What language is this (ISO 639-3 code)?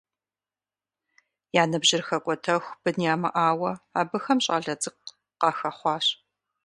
kbd